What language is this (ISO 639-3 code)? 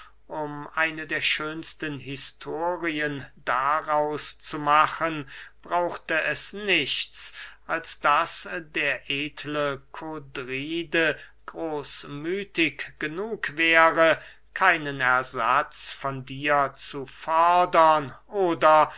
deu